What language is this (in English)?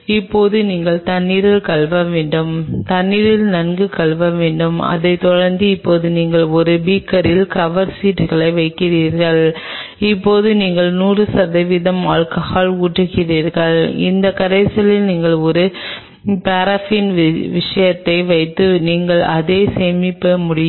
Tamil